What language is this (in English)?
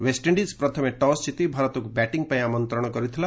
Odia